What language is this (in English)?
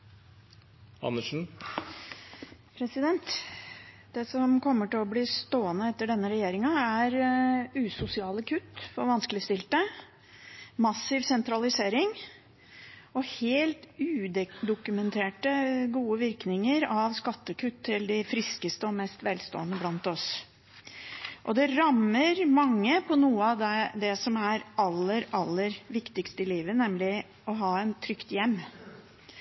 Norwegian